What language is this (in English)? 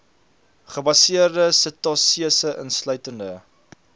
Afrikaans